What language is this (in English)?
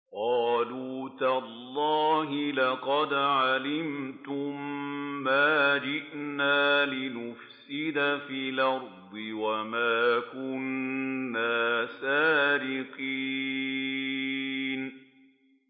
Arabic